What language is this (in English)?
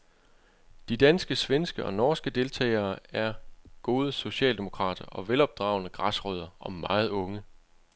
Danish